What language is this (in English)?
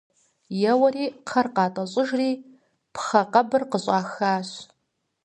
Kabardian